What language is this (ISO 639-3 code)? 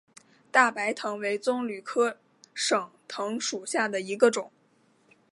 zho